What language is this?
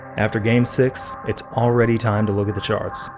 English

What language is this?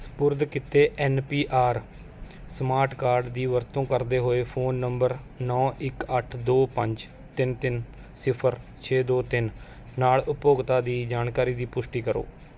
Punjabi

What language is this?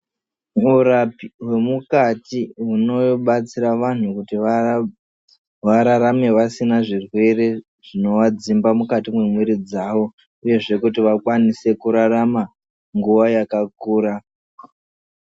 Ndau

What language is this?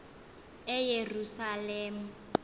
Xhosa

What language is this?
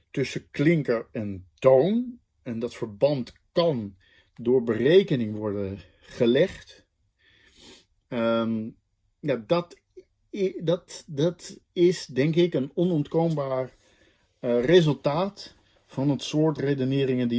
Dutch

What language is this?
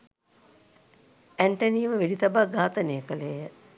Sinhala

